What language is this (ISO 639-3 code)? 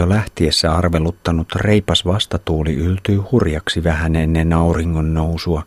fin